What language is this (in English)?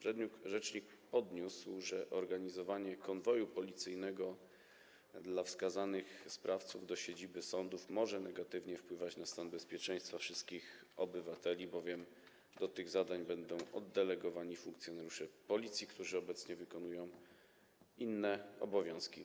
Polish